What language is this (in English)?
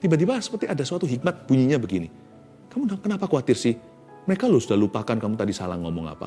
Indonesian